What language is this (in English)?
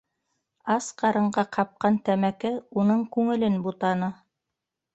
Bashkir